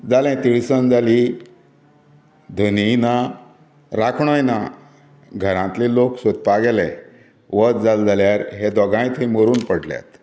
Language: Konkani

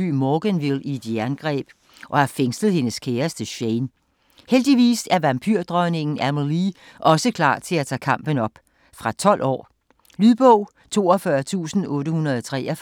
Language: Danish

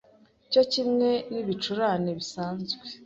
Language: Kinyarwanda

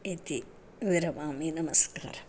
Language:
Sanskrit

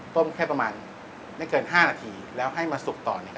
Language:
Thai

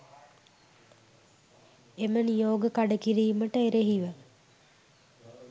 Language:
Sinhala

